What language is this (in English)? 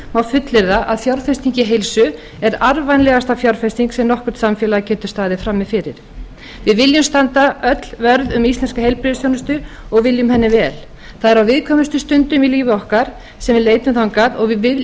Icelandic